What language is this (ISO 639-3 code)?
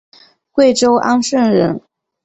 zho